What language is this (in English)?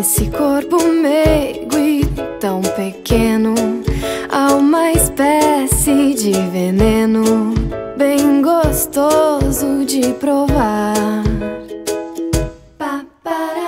Romanian